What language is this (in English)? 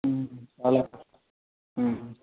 Telugu